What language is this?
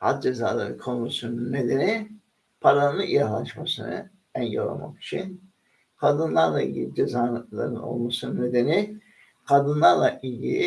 Turkish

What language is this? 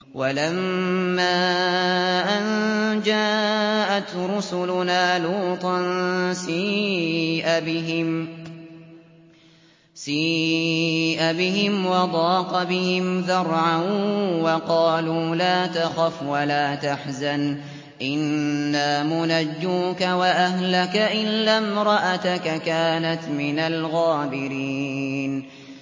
Arabic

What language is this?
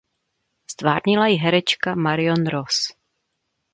Czech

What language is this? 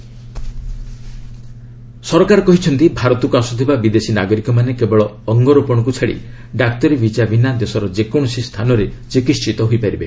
Odia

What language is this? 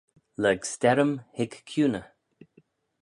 Manx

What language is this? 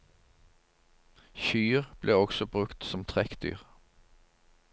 Norwegian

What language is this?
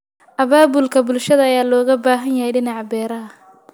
Somali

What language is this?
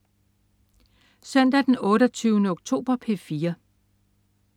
Danish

